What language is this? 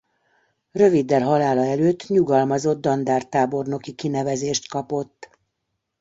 Hungarian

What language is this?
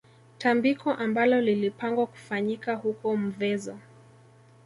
Swahili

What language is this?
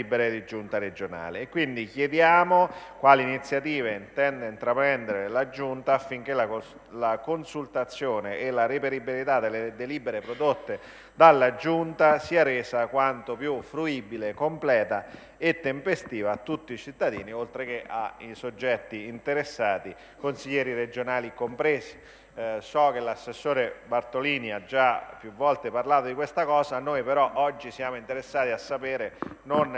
Italian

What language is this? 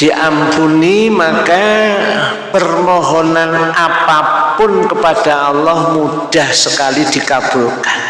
Indonesian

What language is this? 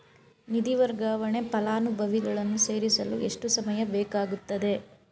Kannada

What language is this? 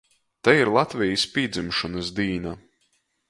Latgalian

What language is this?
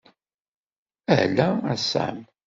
Kabyle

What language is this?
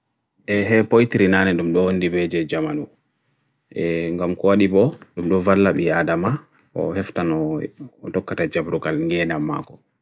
Bagirmi Fulfulde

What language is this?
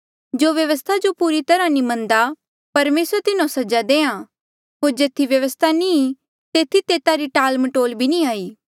Mandeali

